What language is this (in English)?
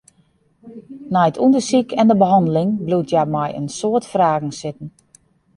Western Frisian